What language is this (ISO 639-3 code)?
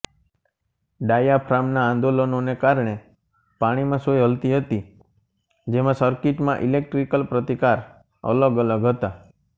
guj